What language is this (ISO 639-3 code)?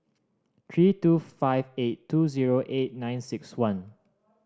eng